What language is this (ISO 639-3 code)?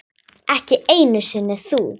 isl